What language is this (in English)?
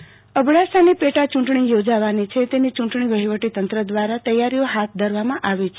Gujarati